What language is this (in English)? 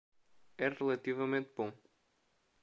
Portuguese